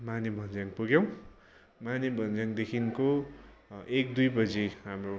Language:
Nepali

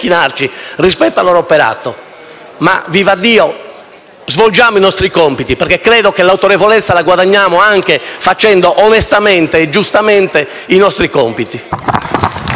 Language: Italian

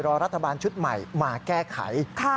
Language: Thai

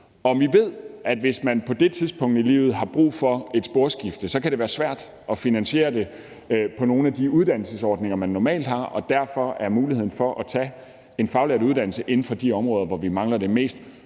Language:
Danish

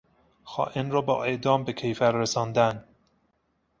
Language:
Persian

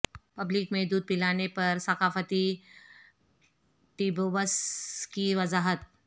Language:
Urdu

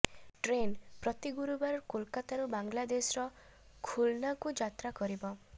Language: Odia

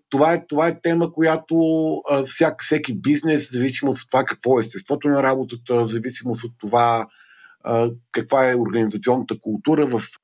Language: Bulgarian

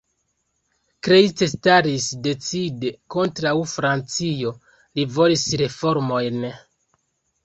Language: Esperanto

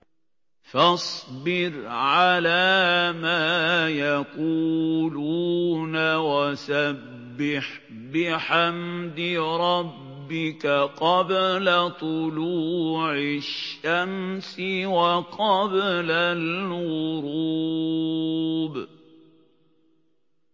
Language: Arabic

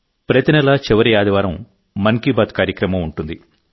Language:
Telugu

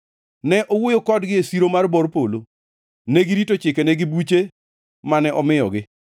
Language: Luo (Kenya and Tanzania)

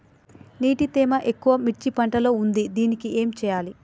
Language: Telugu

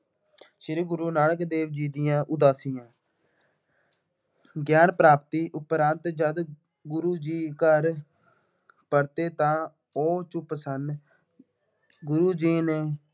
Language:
Punjabi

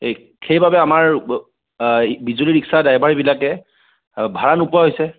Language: Assamese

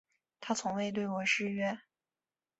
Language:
Chinese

